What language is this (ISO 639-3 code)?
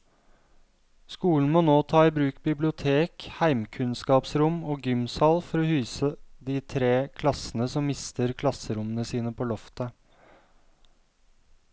nor